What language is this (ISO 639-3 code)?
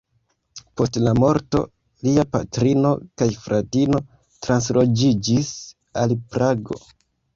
epo